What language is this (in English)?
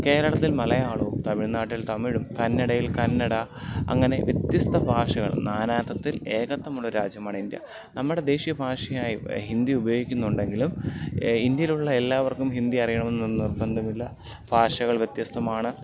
Malayalam